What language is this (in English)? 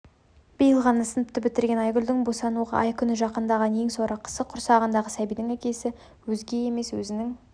Kazakh